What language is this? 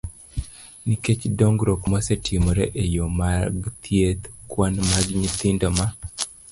Luo (Kenya and Tanzania)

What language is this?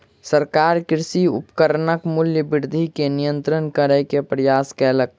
Maithili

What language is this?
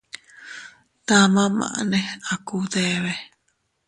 Teutila Cuicatec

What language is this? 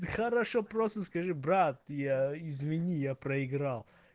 Russian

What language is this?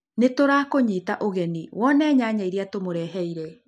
Kikuyu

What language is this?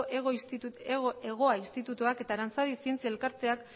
Basque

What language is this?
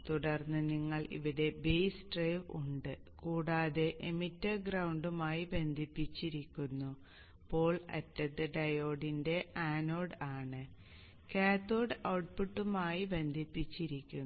Malayalam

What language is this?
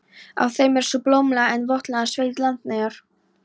Icelandic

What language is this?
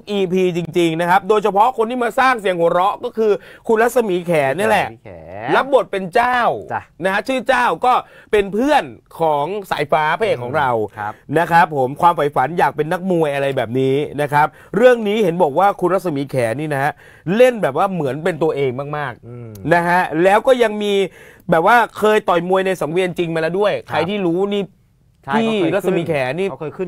Thai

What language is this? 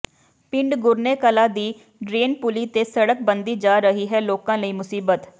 Punjabi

